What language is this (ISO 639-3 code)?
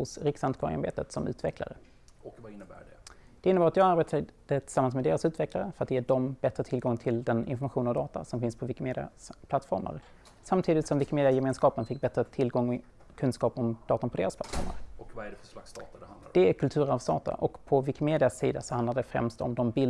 swe